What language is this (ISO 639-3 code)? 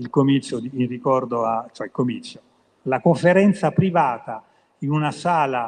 ita